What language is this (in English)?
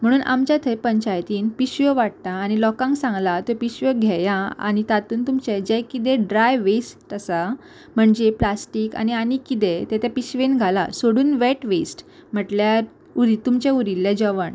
Konkani